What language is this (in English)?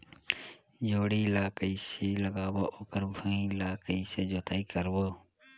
Chhattisgarhi